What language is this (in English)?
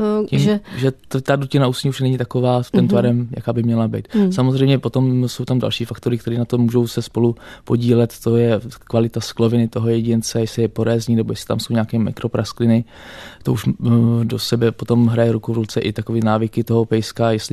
Czech